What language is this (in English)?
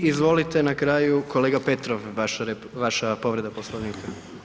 Croatian